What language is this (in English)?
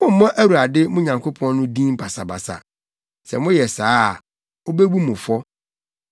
Akan